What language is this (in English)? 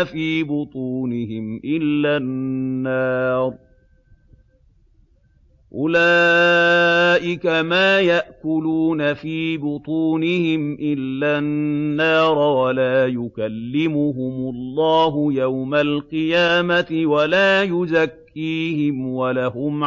Arabic